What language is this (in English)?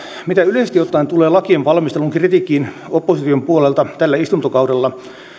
Finnish